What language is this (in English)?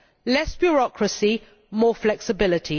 English